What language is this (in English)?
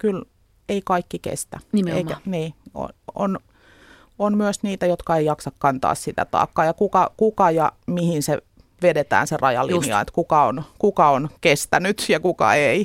Finnish